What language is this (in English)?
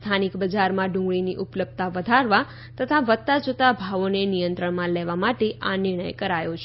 Gujarati